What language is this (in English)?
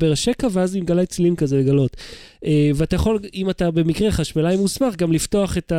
Hebrew